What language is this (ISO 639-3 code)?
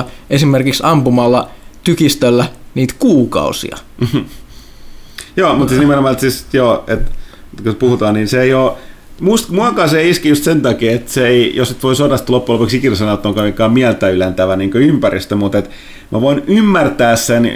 fin